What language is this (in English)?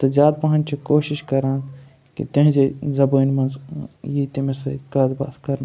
Kashmiri